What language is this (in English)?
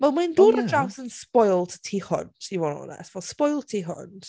Welsh